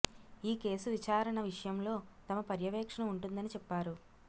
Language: Telugu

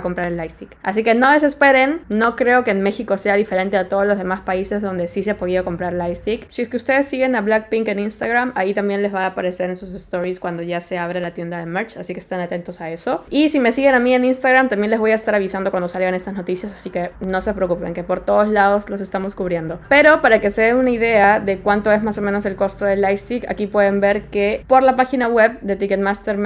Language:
Spanish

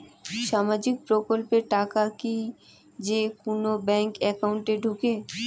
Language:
Bangla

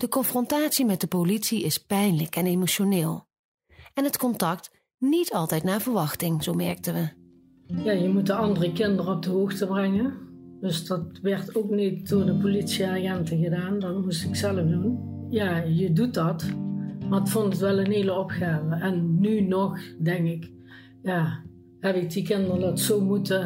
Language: Dutch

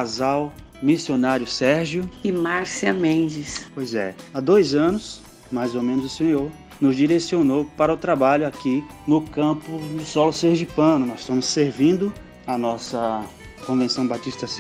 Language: Portuguese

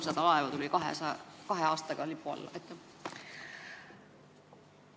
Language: Estonian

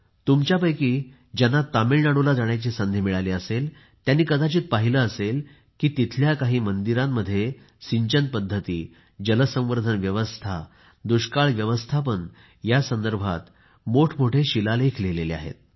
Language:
Marathi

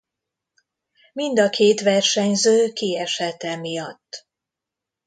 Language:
Hungarian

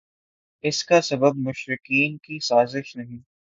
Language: Urdu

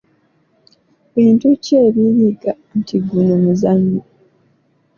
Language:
Ganda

